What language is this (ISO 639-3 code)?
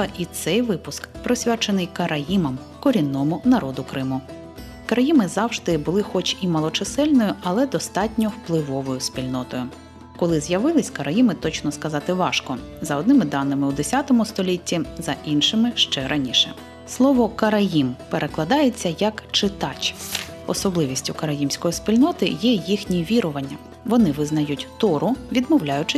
ukr